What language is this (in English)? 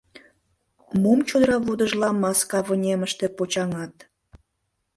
Mari